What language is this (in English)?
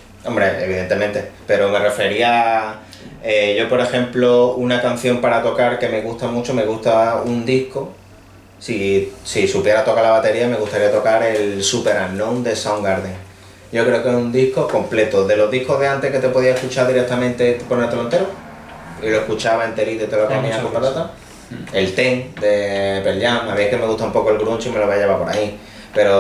Spanish